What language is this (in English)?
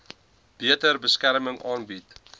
Afrikaans